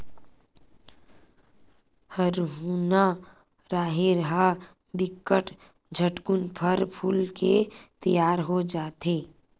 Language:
Chhattisgarhi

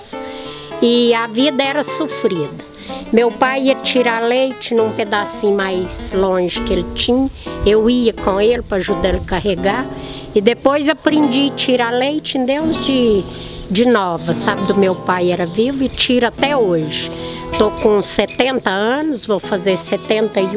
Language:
Portuguese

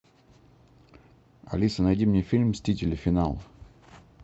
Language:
Russian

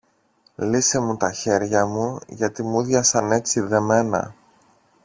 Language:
Greek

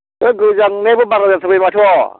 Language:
Bodo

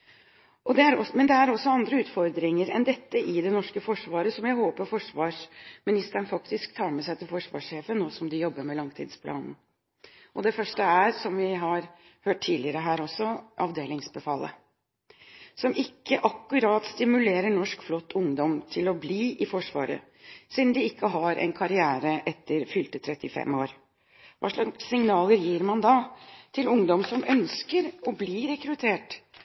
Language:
Norwegian Bokmål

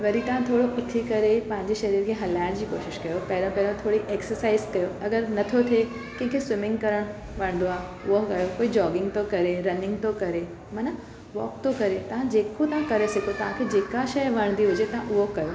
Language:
Sindhi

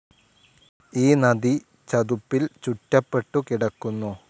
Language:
Malayalam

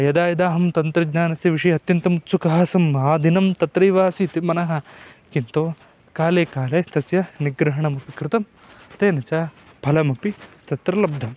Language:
Sanskrit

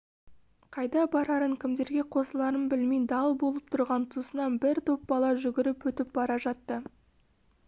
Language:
Kazakh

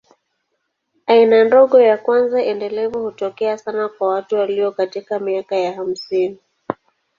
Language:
Swahili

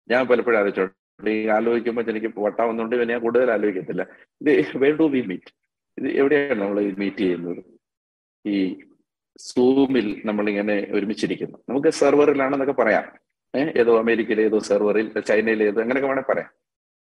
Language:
Malayalam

